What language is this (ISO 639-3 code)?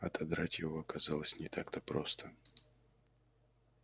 rus